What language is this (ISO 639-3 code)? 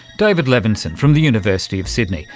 eng